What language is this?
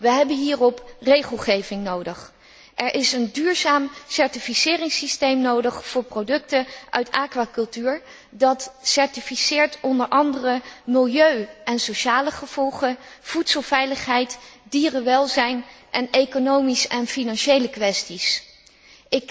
Dutch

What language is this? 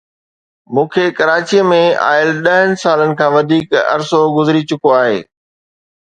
Sindhi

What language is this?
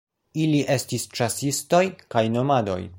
Esperanto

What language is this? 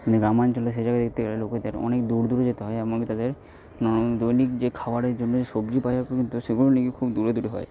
Bangla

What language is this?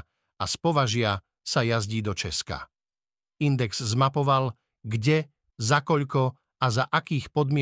Slovak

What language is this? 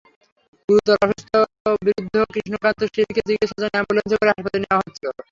Bangla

